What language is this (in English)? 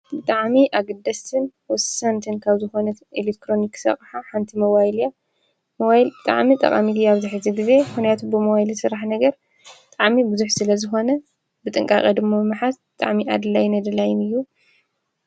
Tigrinya